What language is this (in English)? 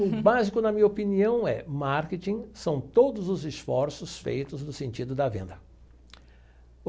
Portuguese